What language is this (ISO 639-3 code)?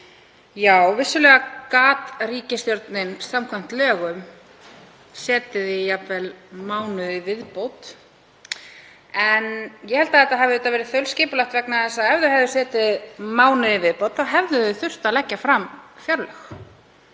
isl